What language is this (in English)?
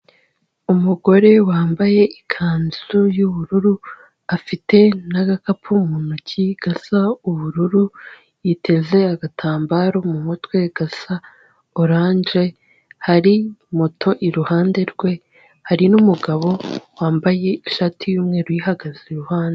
Kinyarwanda